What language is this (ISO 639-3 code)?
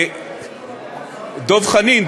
heb